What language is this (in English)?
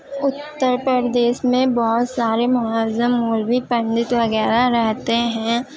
Urdu